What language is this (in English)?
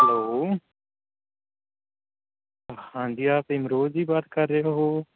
Urdu